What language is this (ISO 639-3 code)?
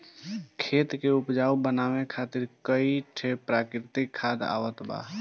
bho